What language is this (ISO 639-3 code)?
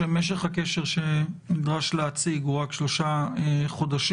heb